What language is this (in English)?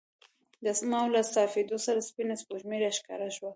Pashto